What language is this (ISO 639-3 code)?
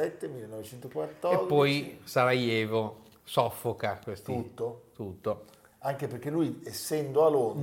ita